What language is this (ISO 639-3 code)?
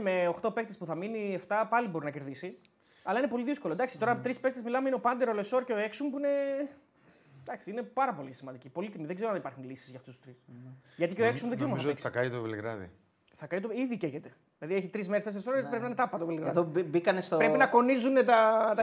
ell